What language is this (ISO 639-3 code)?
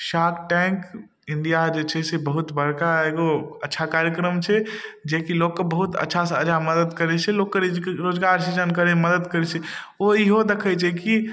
mai